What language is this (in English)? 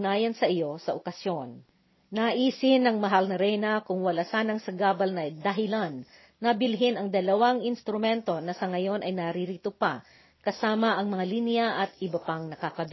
Filipino